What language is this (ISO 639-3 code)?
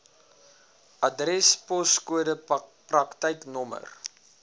afr